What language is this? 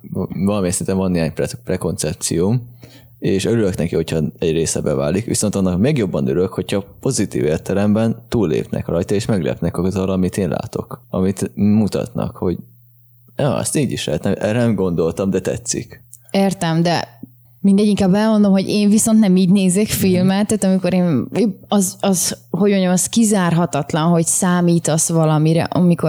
Hungarian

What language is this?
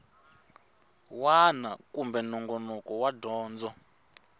Tsonga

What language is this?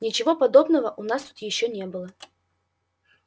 Russian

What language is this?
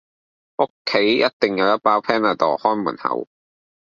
Cantonese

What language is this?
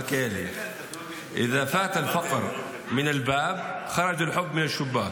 Hebrew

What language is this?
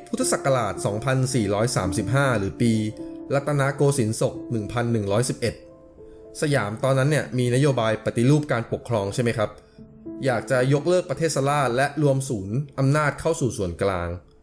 Thai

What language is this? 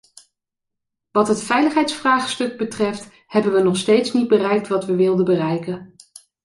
Dutch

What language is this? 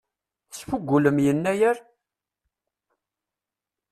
Kabyle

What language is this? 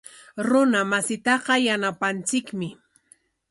Corongo Ancash Quechua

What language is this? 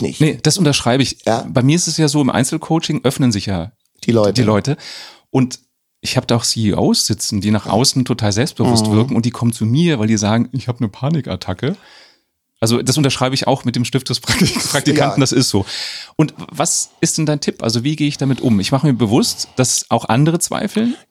German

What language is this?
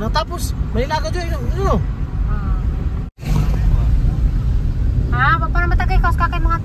Filipino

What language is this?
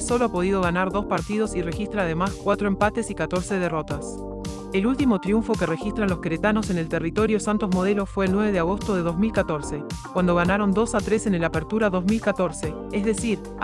Spanish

